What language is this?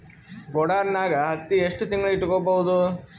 Kannada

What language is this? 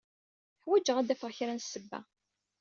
Kabyle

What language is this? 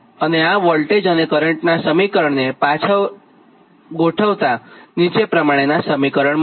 Gujarati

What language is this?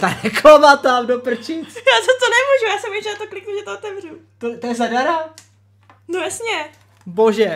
Czech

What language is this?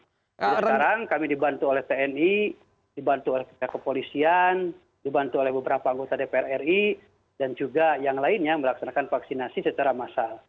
Indonesian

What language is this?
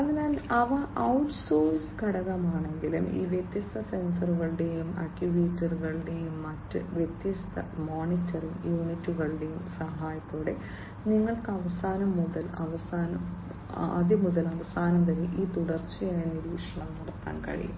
Malayalam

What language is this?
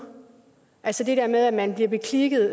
Danish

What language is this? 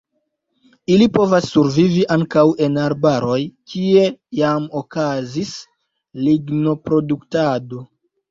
Esperanto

